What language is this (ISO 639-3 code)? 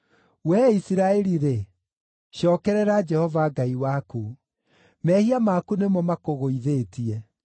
kik